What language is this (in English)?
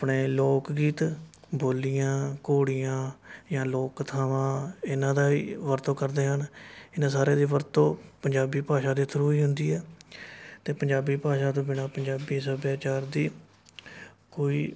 Punjabi